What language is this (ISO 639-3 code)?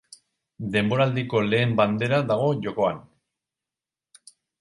eus